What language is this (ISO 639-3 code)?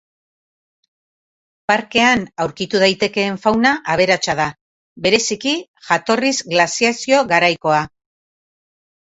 eus